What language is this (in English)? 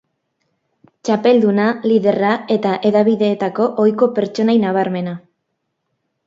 Basque